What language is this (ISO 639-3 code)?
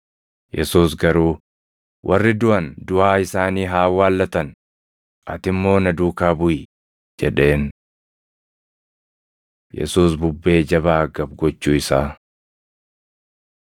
orm